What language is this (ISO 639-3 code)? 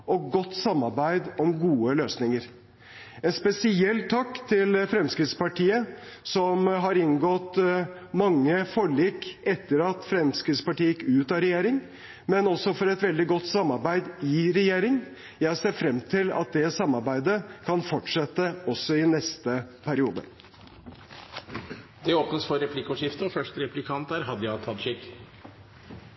nor